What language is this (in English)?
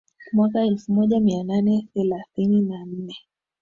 Swahili